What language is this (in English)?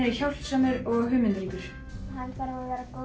Icelandic